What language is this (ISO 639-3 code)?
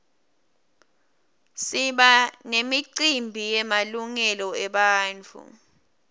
ssw